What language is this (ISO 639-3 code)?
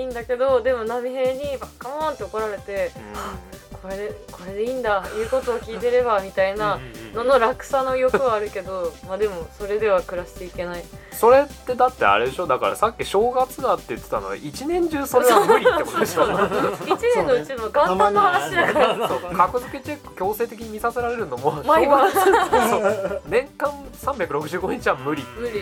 jpn